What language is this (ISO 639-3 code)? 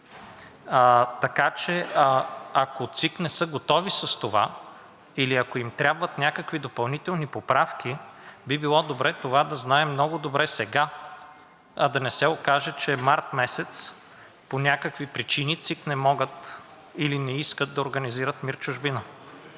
bul